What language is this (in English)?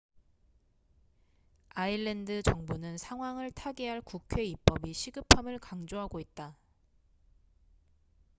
Korean